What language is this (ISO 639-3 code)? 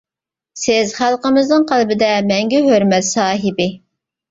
uig